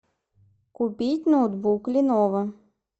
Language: Russian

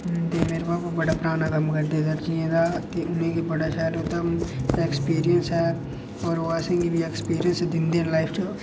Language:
Dogri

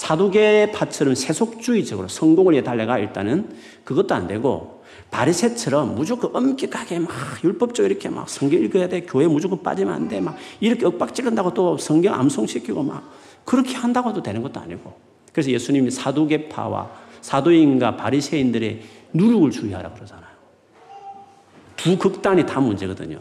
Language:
Korean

